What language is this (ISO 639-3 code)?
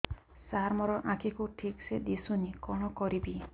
ori